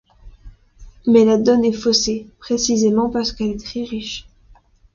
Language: French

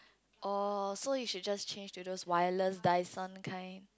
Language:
English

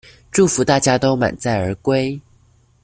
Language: Chinese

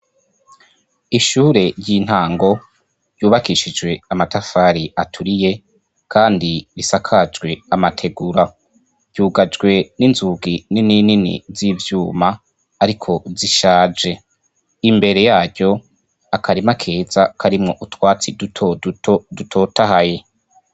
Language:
Rundi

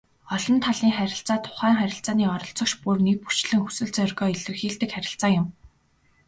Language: Mongolian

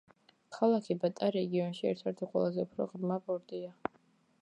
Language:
Georgian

